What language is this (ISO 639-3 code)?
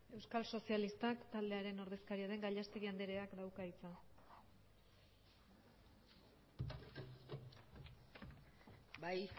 eus